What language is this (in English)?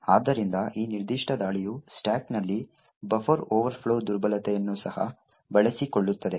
Kannada